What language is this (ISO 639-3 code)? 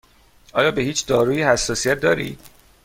fas